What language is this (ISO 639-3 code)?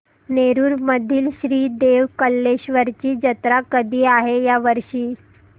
mar